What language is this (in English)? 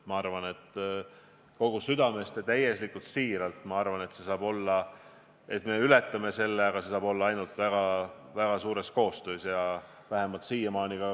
Estonian